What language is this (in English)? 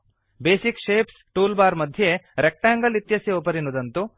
Sanskrit